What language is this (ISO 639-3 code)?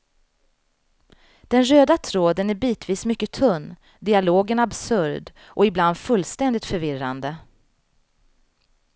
swe